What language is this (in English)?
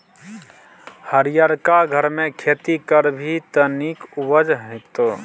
Maithili